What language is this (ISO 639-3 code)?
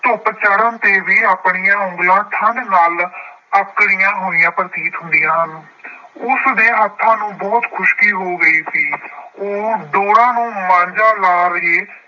pan